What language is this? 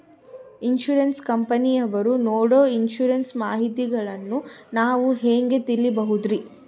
Kannada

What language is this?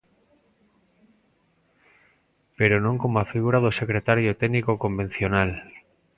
Galician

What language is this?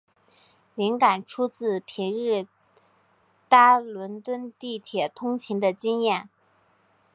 Chinese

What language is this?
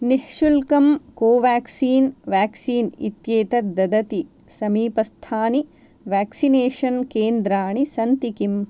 Sanskrit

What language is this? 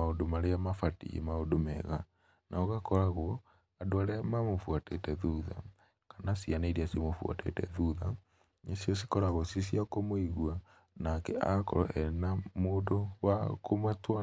Kikuyu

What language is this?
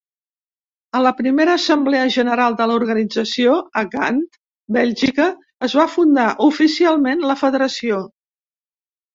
Catalan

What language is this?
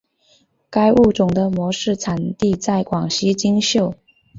Chinese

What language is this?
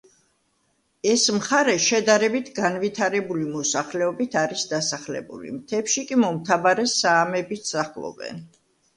Georgian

